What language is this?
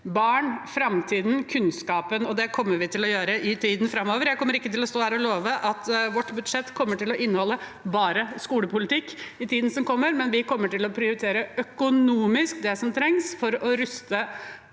Norwegian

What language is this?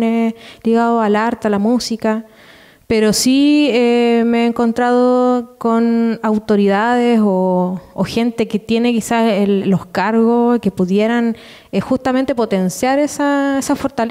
Spanish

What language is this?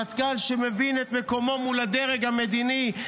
Hebrew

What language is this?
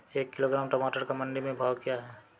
Hindi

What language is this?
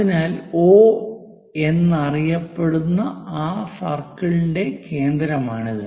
Malayalam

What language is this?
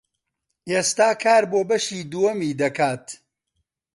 Central Kurdish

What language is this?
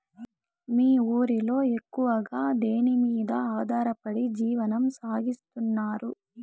Telugu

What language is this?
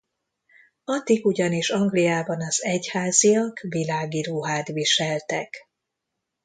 Hungarian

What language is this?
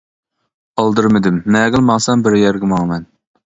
Uyghur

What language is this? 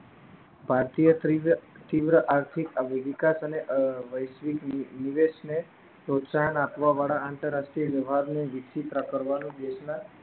Gujarati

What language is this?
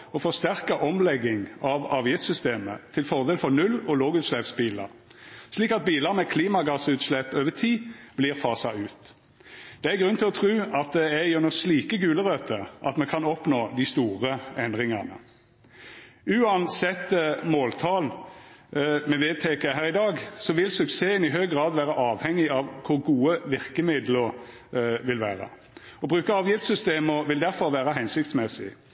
Norwegian Nynorsk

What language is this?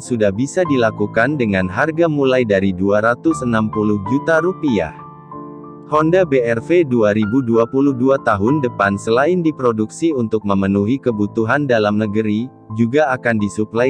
Indonesian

